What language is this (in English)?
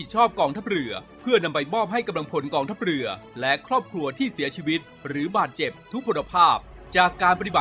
Thai